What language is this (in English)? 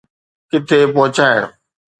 Sindhi